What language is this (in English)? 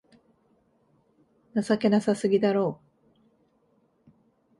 Japanese